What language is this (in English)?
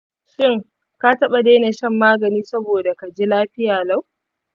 Hausa